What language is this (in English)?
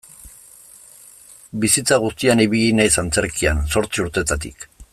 Basque